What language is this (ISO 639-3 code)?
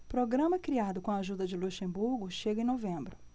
por